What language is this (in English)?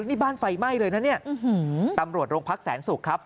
Thai